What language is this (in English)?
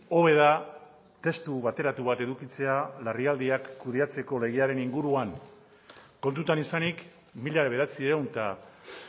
Basque